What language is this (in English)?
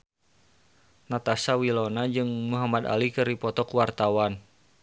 Sundanese